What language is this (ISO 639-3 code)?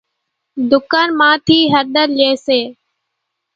gjk